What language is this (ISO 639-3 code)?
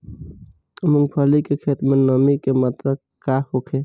bho